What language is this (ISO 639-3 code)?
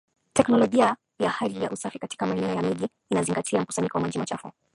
swa